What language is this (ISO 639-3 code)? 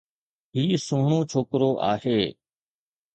snd